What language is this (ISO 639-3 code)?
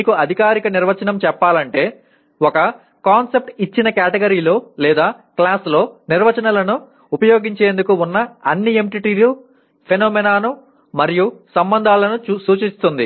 tel